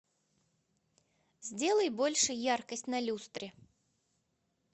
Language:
Russian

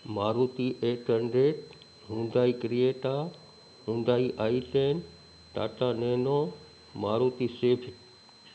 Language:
Sindhi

